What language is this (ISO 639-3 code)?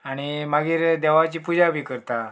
kok